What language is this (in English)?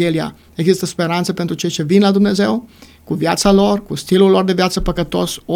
Romanian